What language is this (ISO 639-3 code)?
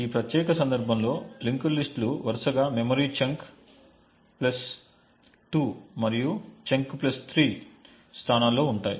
tel